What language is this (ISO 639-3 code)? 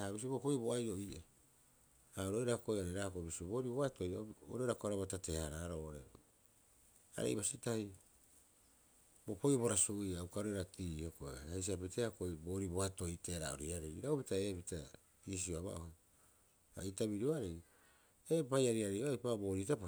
kyx